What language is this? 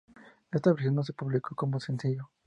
Spanish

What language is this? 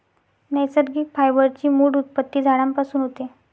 Marathi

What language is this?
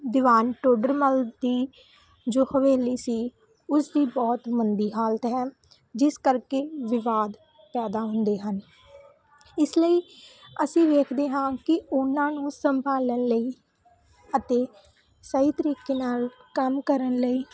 Punjabi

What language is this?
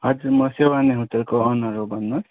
Nepali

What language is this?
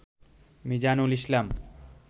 Bangla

